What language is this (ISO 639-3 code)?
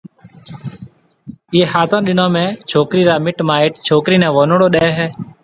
mve